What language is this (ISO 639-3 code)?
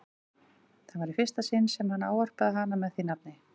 isl